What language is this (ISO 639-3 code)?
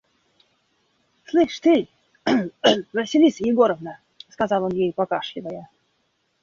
rus